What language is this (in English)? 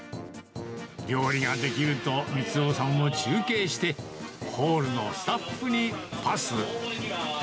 Japanese